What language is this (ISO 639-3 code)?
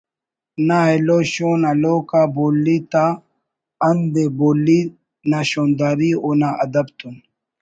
brh